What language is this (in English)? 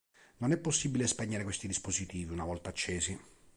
Italian